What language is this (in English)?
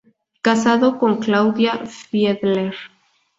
Spanish